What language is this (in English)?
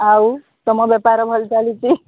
Odia